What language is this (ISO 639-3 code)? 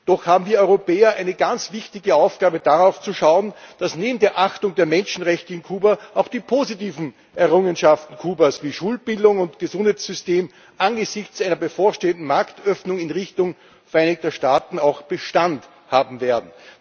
deu